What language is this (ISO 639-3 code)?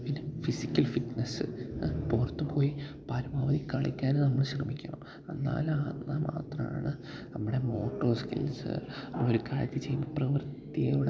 mal